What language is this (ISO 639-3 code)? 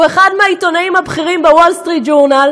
heb